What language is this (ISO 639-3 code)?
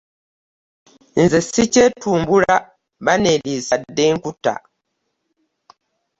lug